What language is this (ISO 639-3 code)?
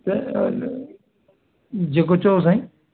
snd